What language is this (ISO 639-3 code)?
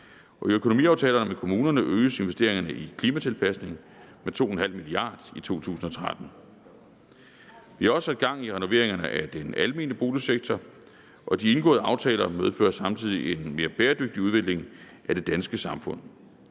dan